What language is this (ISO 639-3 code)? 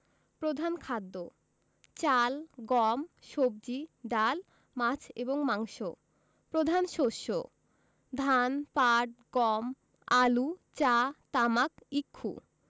ben